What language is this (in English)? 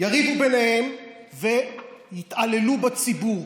Hebrew